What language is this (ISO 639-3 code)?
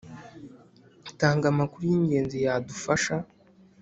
kin